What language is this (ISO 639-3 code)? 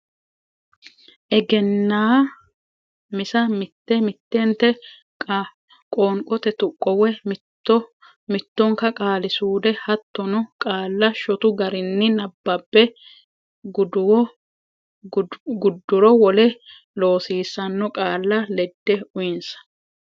sid